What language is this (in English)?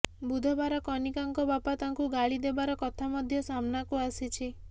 Odia